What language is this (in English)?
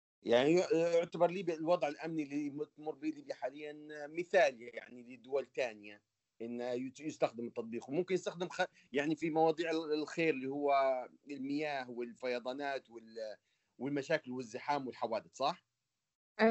Arabic